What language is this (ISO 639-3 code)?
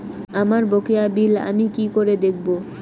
ben